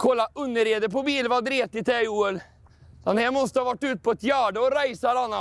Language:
Swedish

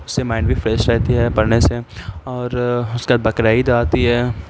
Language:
Urdu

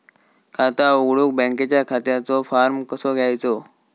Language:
Marathi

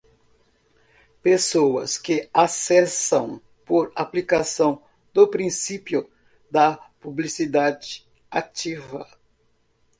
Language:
Portuguese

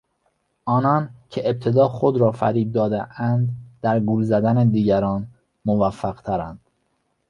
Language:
Persian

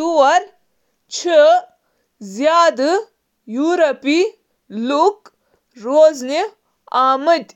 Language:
Kashmiri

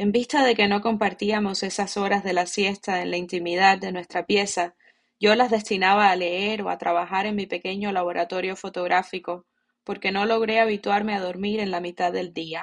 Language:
Spanish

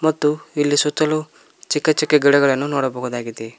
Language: Kannada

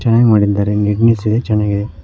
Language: Kannada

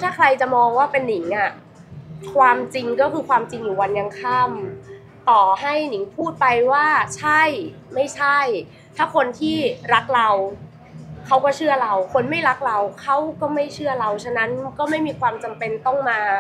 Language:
Thai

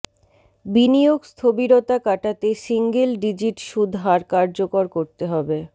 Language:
Bangla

